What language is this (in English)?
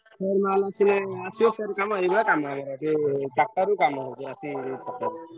Odia